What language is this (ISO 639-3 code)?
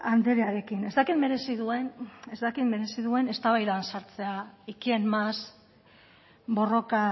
eus